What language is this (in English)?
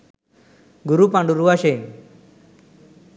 Sinhala